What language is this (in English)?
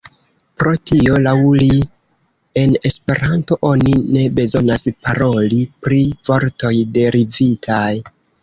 Esperanto